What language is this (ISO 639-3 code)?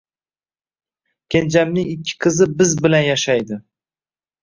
uzb